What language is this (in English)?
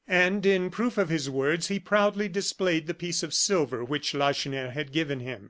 English